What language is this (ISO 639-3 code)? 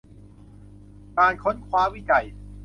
tha